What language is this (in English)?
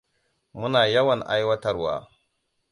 Hausa